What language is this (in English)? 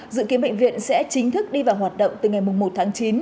Vietnamese